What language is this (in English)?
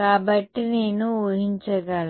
Telugu